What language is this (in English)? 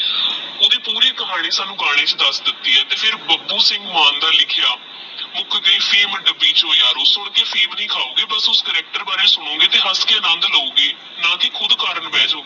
Punjabi